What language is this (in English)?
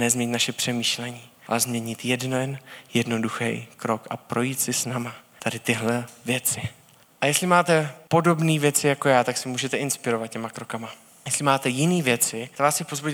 Czech